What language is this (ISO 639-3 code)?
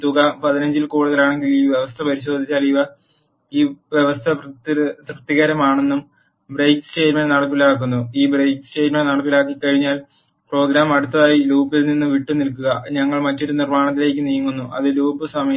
mal